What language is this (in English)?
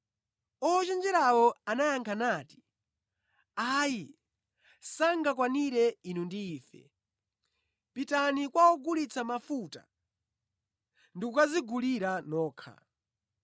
Nyanja